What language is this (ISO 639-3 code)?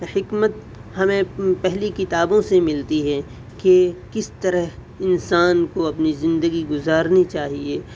urd